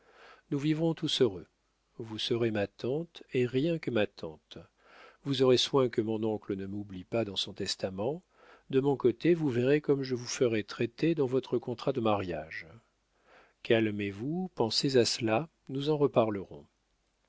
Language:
French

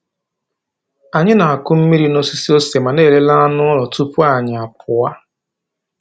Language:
Igbo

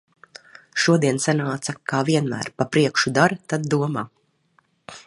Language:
Latvian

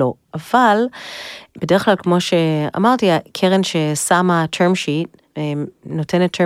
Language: Hebrew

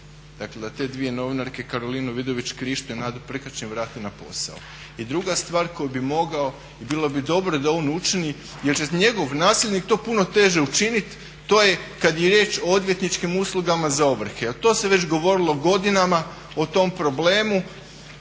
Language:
Croatian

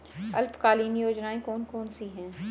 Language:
Hindi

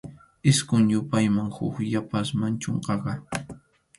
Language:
Arequipa-La Unión Quechua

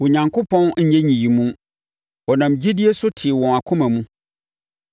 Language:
Akan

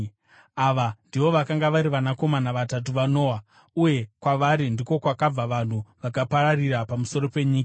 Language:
Shona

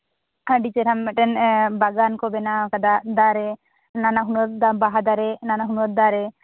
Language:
Santali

